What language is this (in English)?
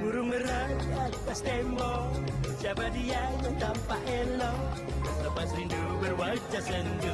Indonesian